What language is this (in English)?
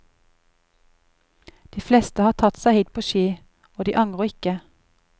Norwegian